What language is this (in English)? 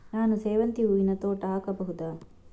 Kannada